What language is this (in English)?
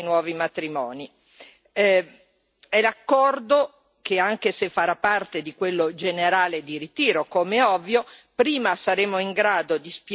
Italian